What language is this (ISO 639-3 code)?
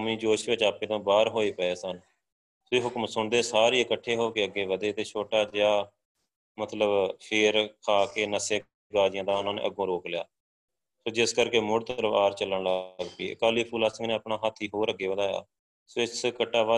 pan